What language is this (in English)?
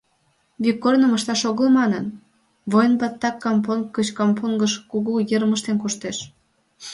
Mari